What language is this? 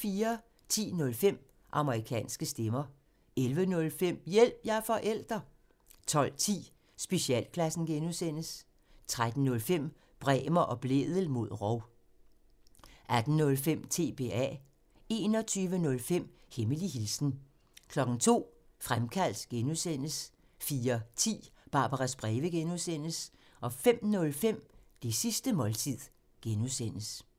Danish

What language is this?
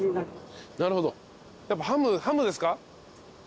Japanese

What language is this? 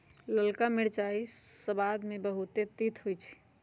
Magahi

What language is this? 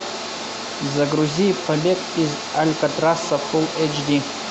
Russian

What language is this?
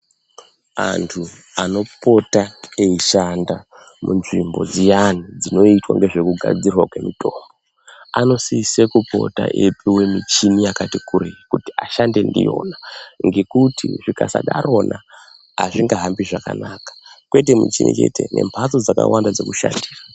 Ndau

